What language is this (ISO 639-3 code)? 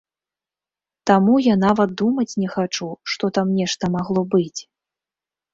bel